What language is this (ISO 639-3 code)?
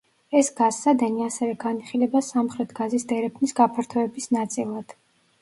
kat